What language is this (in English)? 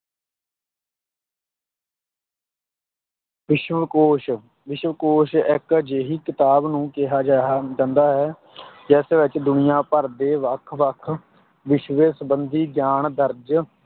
Punjabi